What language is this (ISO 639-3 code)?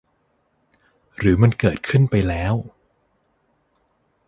tha